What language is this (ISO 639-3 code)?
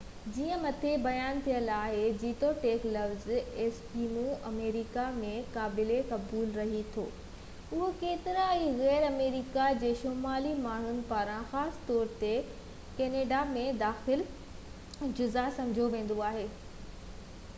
snd